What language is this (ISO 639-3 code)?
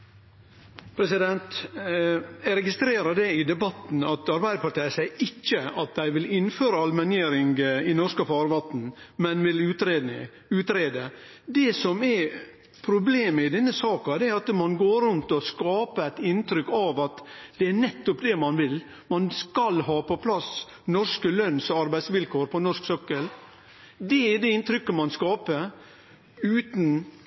nno